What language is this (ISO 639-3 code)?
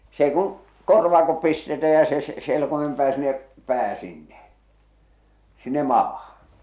fin